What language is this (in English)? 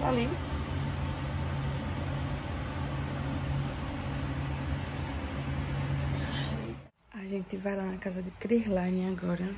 Portuguese